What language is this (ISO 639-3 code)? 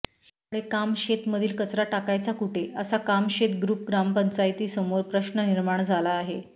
mar